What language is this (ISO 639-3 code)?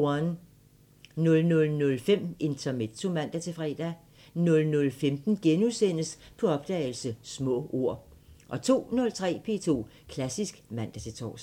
dan